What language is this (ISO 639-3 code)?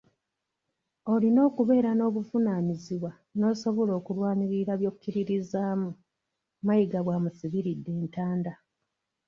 lug